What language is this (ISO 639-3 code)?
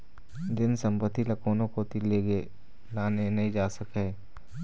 hne